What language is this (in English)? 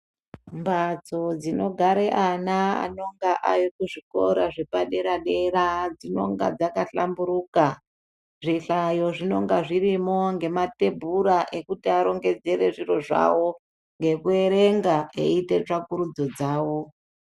Ndau